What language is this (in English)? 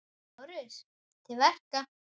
Icelandic